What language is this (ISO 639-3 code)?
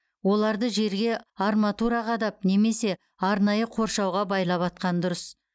kaz